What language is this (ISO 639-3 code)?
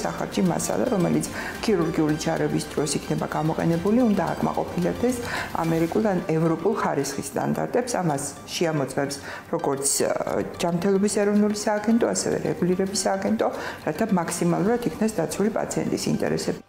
ron